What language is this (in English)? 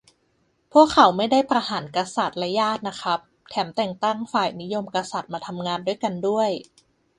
Thai